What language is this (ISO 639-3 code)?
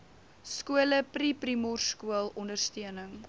afr